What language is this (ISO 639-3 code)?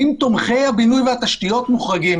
heb